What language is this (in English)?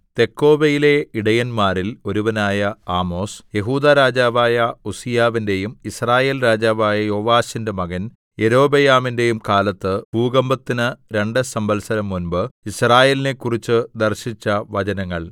Malayalam